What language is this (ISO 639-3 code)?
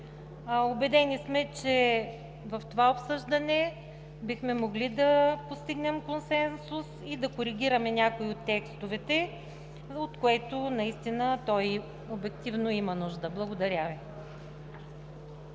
bul